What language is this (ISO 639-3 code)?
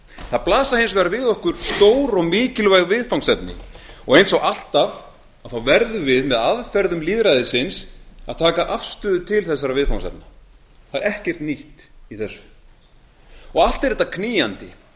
isl